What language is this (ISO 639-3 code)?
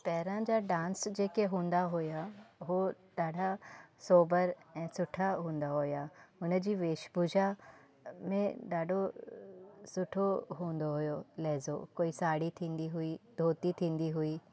snd